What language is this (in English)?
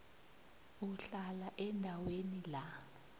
South Ndebele